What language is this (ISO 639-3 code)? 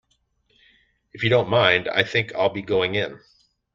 eng